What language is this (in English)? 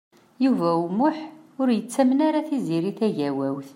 Kabyle